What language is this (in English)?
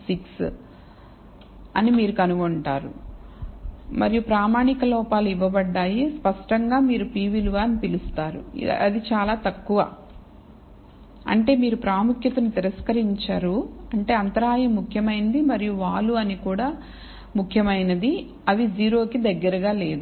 Telugu